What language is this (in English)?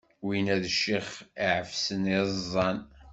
Kabyle